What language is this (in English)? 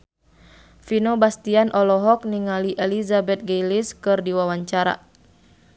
Sundanese